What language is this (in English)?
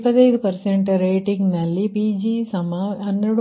Kannada